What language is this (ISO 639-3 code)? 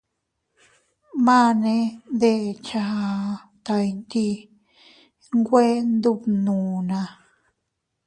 cut